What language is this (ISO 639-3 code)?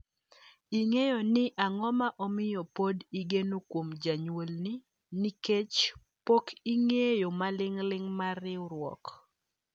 luo